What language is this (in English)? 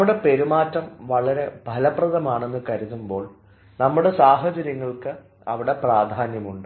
Malayalam